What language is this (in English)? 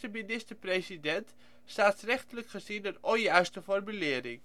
Dutch